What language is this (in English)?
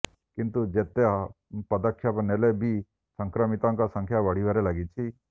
Odia